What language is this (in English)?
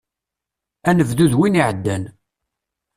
Kabyle